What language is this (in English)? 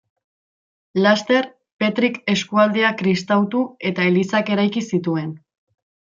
Basque